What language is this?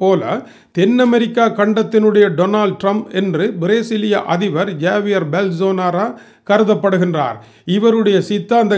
Hindi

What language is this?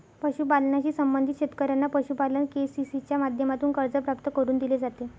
Marathi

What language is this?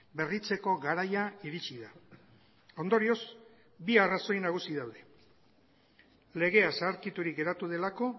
Basque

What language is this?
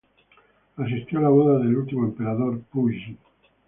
Spanish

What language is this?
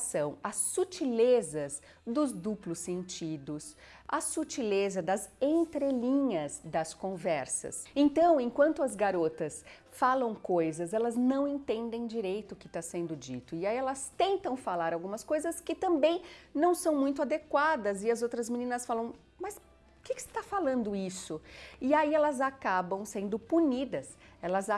Portuguese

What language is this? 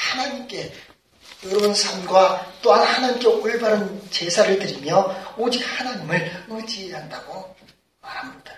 Korean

